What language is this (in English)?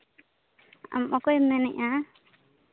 Santali